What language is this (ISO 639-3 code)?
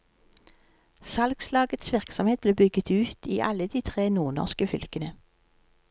nor